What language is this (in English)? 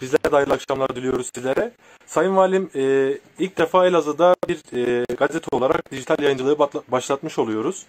Turkish